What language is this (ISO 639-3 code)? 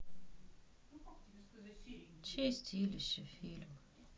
rus